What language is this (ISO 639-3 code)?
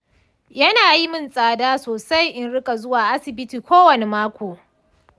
hau